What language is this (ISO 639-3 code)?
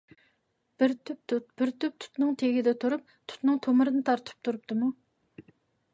uig